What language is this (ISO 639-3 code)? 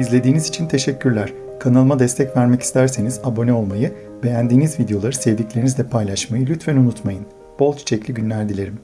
tur